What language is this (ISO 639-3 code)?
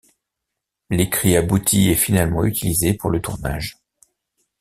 fra